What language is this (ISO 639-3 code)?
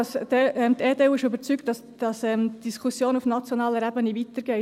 gsw